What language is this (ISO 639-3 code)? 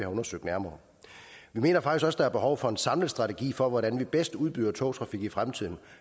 dan